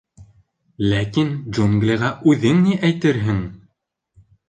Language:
Bashkir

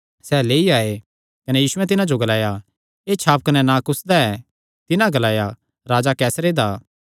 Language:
Kangri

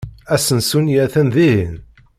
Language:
Kabyle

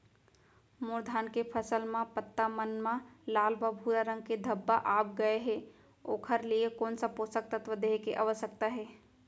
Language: Chhattisgarhi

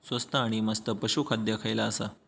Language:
Marathi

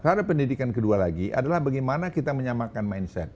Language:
Indonesian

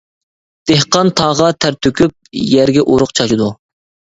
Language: Uyghur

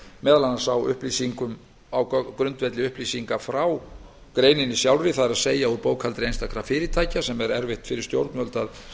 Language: Icelandic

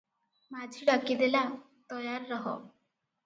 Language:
Odia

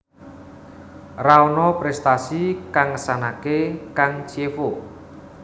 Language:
Javanese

